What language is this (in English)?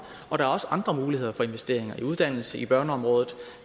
Danish